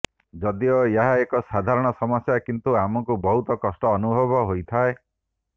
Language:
Odia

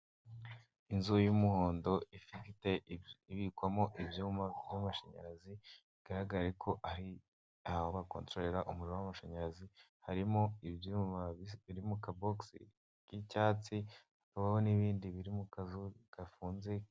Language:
Kinyarwanda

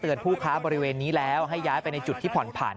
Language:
Thai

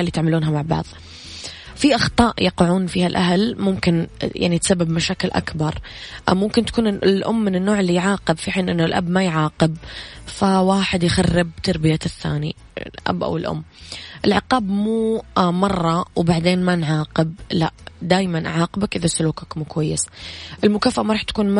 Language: Arabic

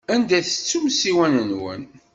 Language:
Kabyle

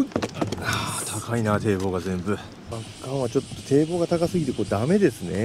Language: Japanese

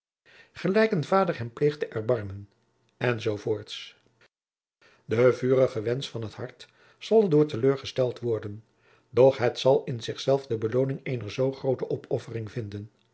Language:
Dutch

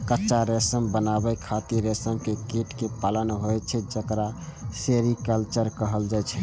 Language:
Maithili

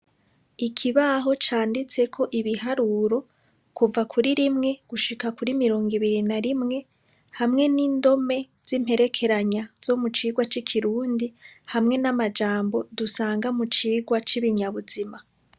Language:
Rundi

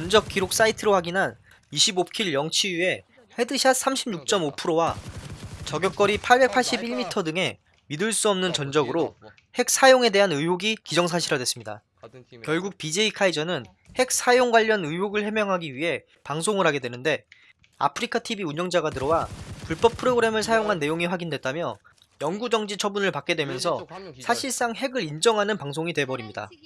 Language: Korean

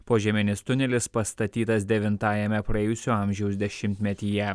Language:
Lithuanian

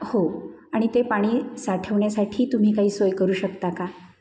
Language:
Marathi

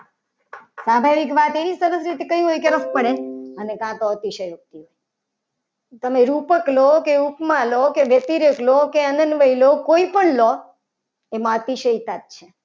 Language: Gujarati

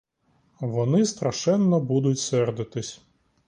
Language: Ukrainian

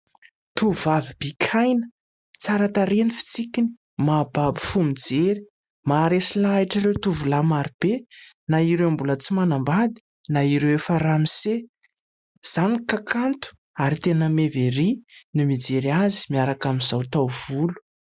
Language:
Malagasy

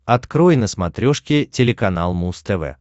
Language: Russian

